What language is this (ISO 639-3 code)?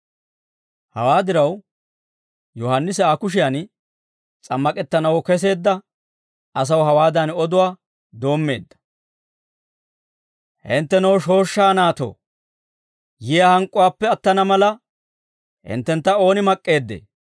dwr